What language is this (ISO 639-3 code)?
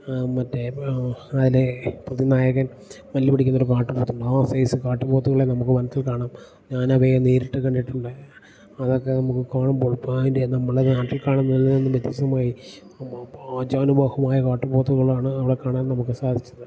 mal